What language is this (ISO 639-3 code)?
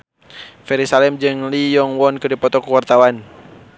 sun